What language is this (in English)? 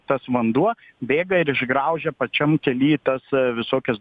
Lithuanian